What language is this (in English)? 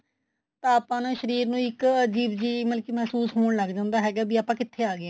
Punjabi